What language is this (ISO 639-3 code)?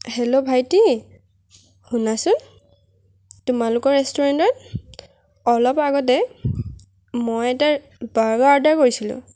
asm